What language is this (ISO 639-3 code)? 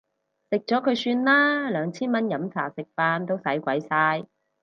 yue